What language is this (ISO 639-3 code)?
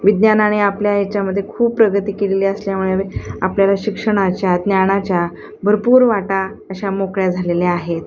mar